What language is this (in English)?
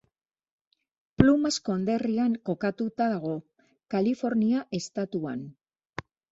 Basque